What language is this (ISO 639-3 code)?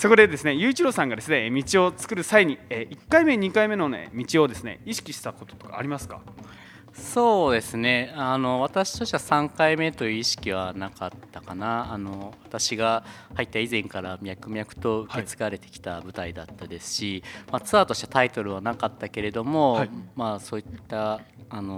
jpn